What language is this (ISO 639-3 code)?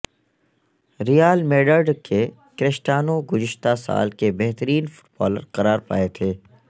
urd